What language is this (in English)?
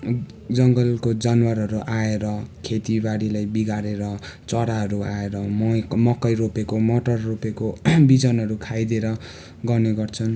Nepali